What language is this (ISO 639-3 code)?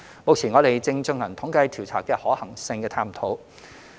yue